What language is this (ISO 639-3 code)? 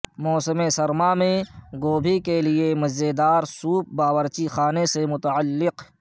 urd